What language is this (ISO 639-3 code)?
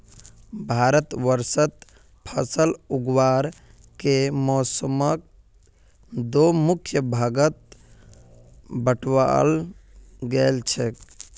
mag